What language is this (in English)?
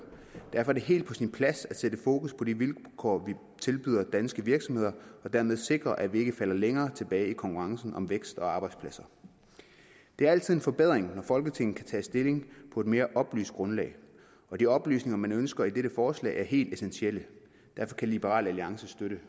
Danish